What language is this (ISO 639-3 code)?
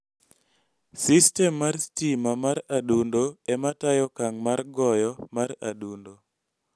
luo